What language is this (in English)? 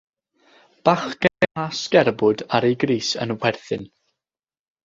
Welsh